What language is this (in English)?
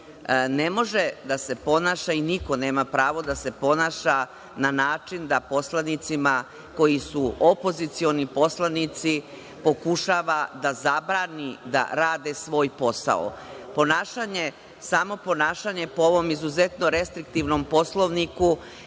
Serbian